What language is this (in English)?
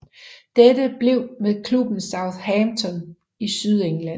Danish